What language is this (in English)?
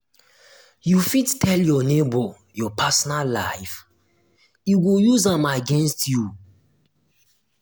Nigerian Pidgin